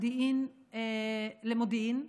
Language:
Hebrew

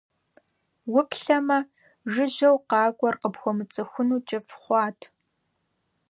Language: Kabardian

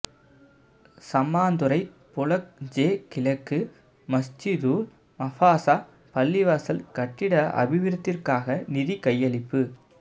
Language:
Tamil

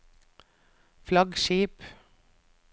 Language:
Norwegian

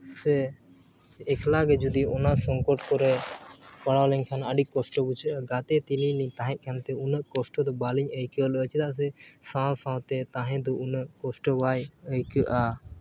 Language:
Santali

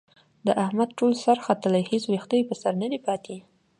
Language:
Pashto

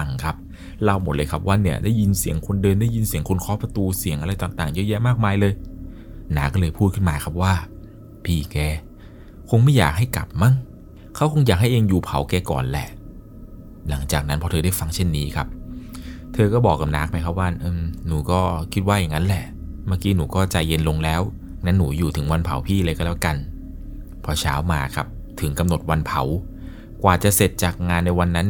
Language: Thai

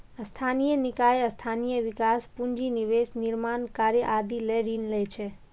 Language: Maithili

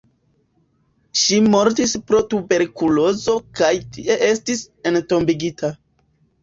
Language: Esperanto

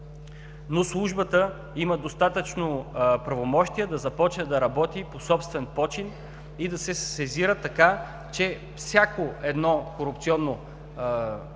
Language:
Bulgarian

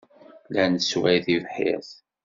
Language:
Kabyle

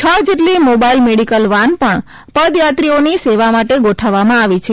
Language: Gujarati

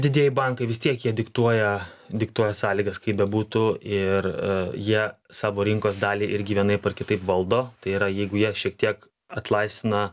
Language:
Lithuanian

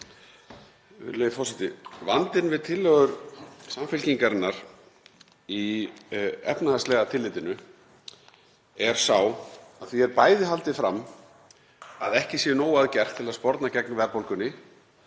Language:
Icelandic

